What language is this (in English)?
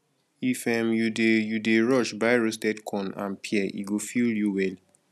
Nigerian Pidgin